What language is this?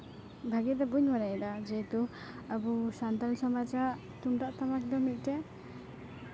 Santali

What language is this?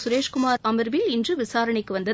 Tamil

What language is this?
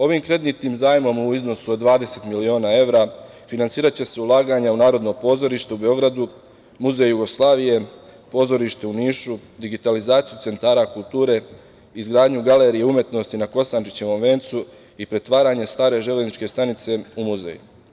Serbian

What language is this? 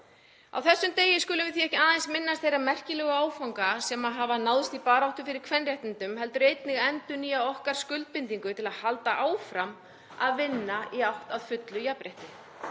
Icelandic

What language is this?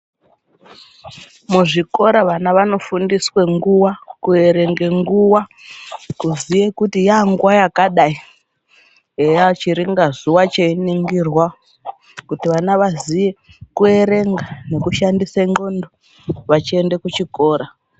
Ndau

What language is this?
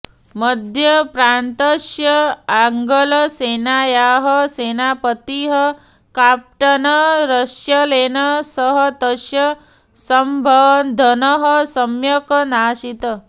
Sanskrit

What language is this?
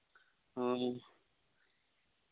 Santali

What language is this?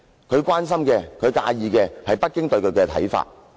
Cantonese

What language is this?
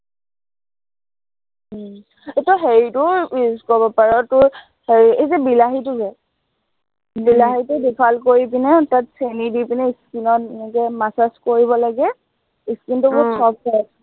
Assamese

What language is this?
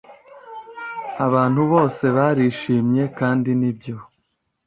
Kinyarwanda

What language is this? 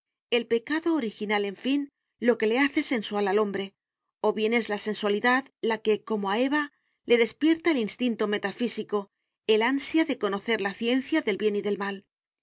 Spanish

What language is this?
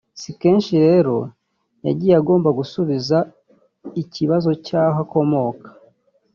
Kinyarwanda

